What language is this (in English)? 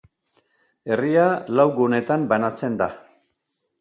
Basque